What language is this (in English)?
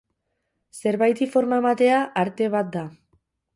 Basque